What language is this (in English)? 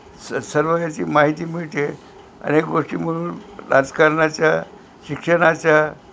Marathi